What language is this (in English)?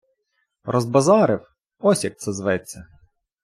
Ukrainian